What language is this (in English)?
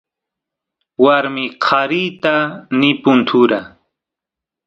Santiago del Estero Quichua